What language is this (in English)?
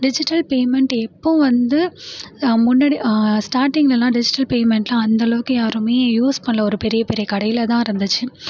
Tamil